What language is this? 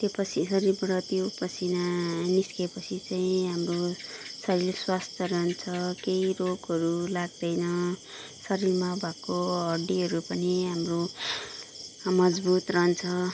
Nepali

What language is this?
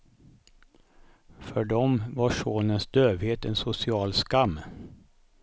Swedish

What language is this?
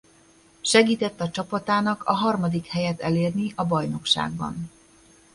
Hungarian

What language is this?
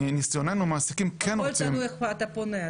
Hebrew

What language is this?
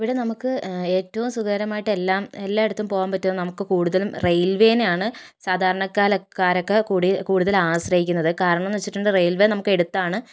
Malayalam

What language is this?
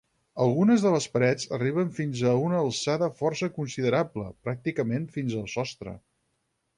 Catalan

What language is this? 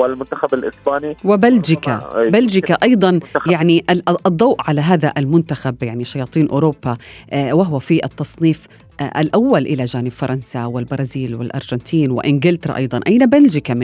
Arabic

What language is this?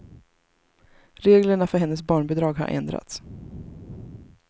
Swedish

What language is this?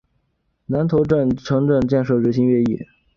Chinese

